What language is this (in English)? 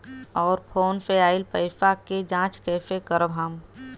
Bhojpuri